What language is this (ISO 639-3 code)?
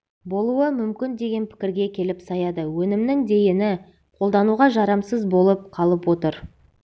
kaz